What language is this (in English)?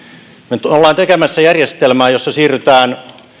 Finnish